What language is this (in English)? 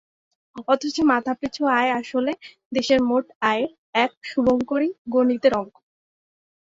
Bangla